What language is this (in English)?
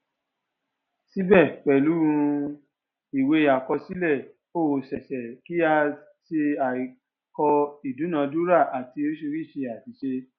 Yoruba